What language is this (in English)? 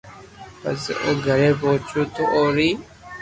Loarki